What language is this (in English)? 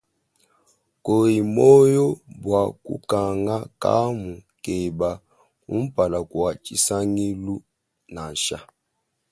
Luba-Lulua